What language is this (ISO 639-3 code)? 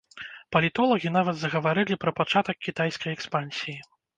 bel